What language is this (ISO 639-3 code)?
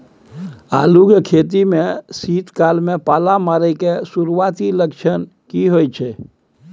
mai